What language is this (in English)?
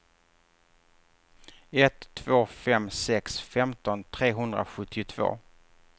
Swedish